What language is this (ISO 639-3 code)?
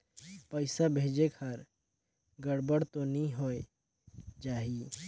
hne